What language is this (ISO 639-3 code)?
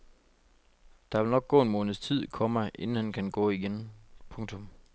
dan